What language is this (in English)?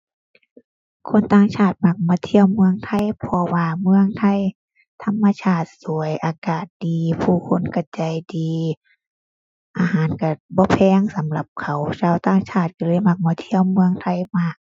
Thai